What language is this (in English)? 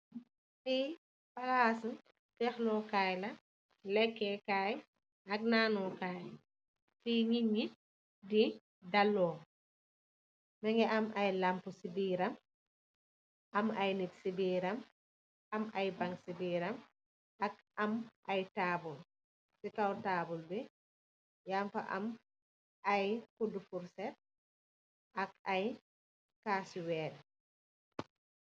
Wolof